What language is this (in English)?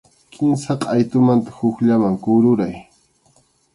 Arequipa-La Unión Quechua